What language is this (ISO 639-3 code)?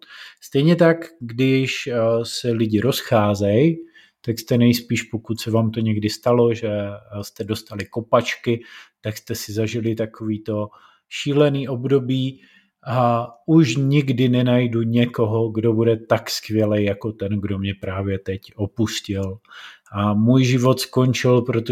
ces